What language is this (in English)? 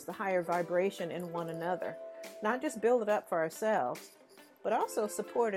English